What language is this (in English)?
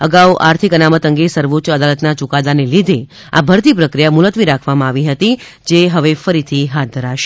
Gujarati